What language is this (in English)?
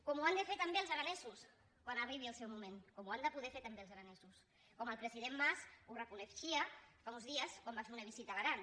Catalan